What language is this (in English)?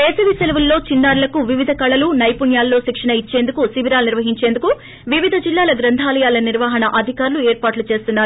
Telugu